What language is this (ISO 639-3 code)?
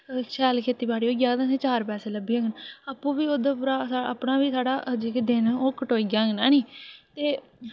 doi